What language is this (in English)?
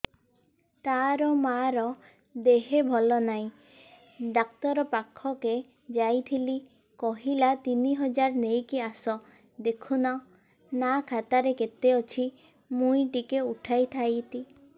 Odia